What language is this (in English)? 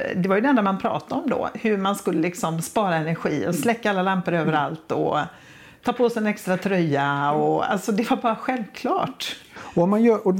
Swedish